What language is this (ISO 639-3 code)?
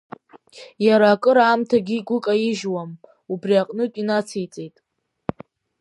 abk